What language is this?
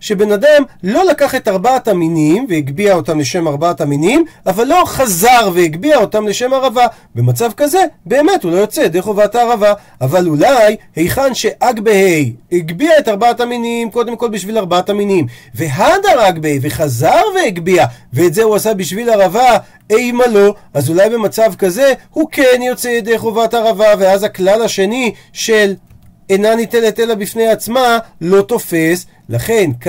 Hebrew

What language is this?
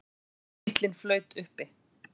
Icelandic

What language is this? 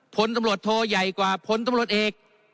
Thai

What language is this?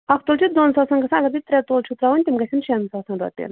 Kashmiri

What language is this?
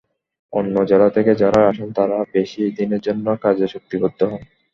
Bangla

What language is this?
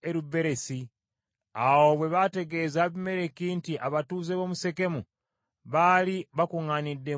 Ganda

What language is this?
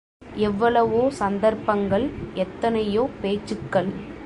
Tamil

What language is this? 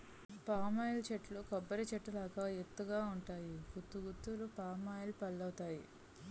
Telugu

